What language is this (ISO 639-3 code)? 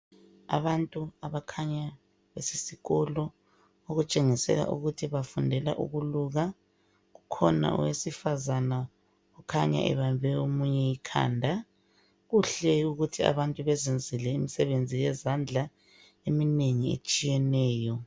nde